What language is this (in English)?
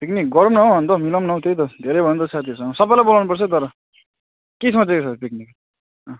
Nepali